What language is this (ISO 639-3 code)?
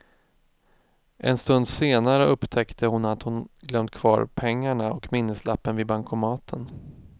swe